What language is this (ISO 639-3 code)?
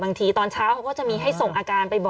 tha